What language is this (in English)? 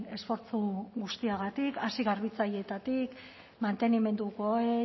Basque